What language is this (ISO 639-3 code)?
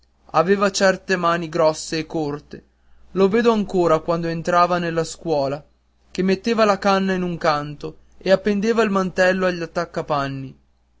ita